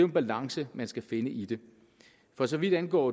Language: Danish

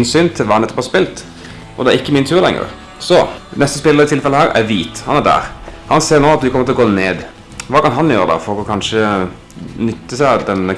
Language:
German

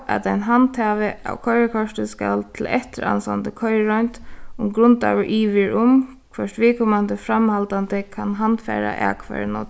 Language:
Faroese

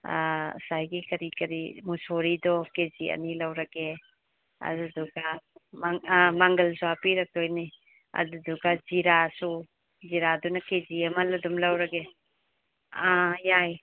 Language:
Manipuri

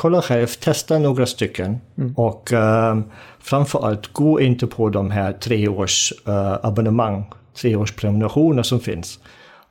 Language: Swedish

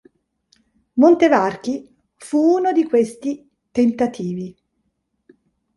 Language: Italian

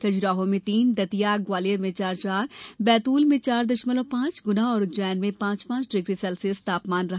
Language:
Hindi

